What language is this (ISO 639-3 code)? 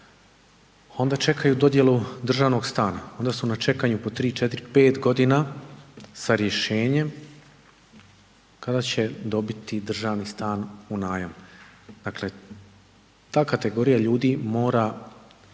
hrv